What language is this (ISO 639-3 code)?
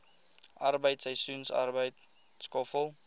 afr